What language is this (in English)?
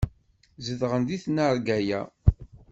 Kabyle